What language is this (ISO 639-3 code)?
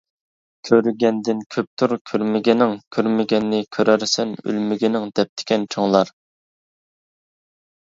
uig